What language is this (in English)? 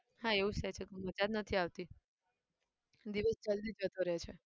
Gujarati